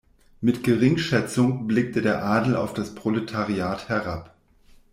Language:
German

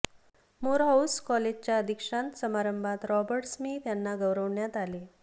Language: Marathi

